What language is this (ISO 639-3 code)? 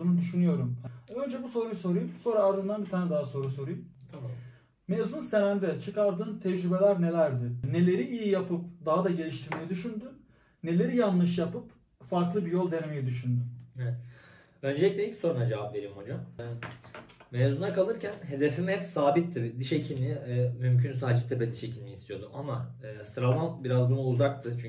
tur